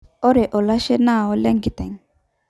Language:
Masai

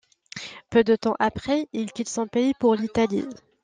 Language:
French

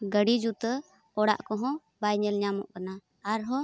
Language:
Santali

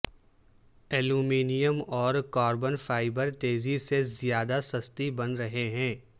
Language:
Urdu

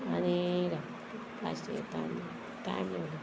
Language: Konkani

